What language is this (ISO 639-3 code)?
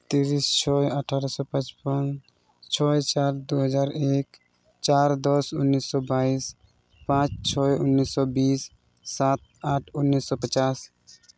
sat